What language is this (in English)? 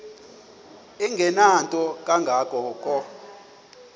Xhosa